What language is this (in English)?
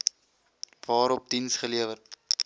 Afrikaans